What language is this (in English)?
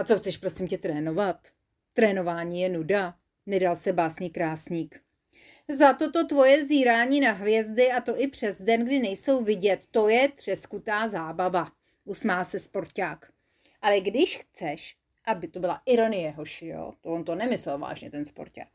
Czech